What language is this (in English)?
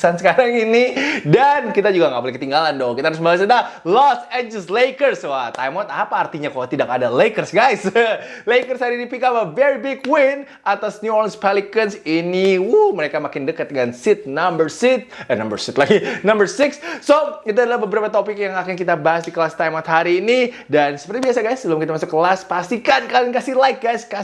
Indonesian